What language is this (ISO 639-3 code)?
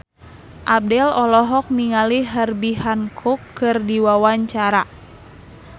sun